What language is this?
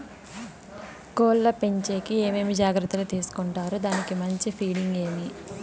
Telugu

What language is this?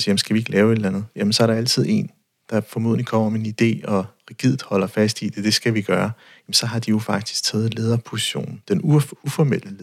Danish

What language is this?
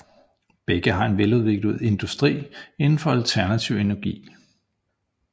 Danish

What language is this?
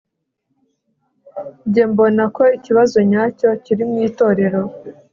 Kinyarwanda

